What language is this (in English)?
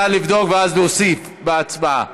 Hebrew